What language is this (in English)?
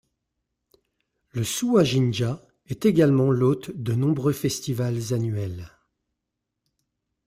French